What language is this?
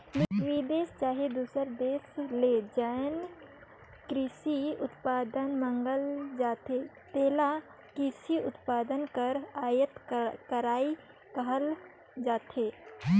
Chhattisgarhi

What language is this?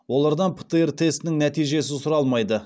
Kazakh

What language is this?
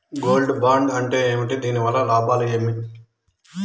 Telugu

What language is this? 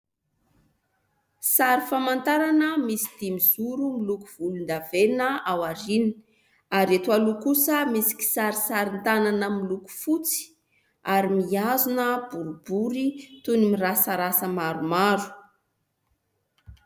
Malagasy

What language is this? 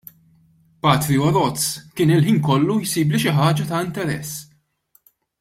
Maltese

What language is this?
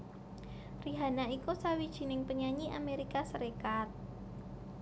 Javanese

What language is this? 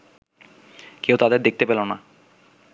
Bangla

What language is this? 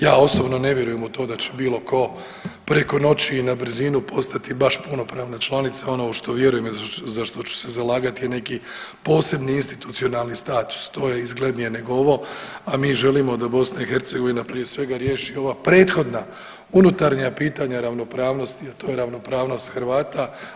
Croatian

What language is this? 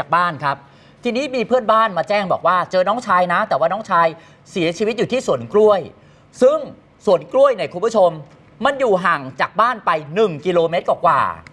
Thai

